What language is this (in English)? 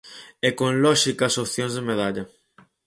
Galician